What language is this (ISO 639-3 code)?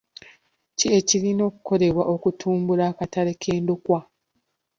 lug